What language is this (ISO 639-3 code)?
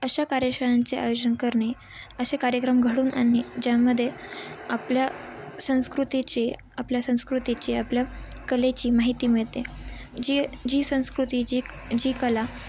mar